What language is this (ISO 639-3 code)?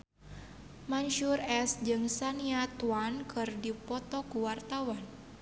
sun